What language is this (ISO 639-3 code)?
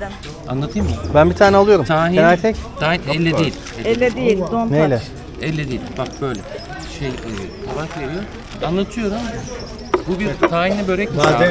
tur